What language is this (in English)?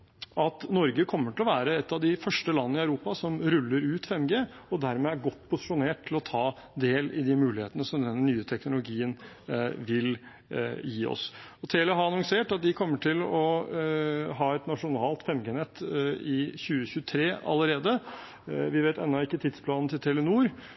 Norwegian Bokmål